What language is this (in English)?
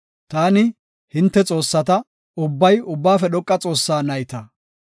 Gofa